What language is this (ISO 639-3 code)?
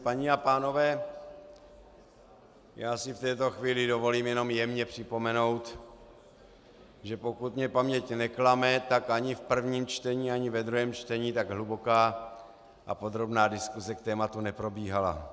ces